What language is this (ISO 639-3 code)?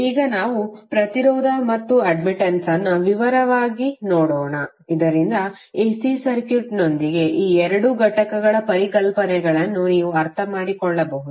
kan